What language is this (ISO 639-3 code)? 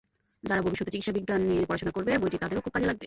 ben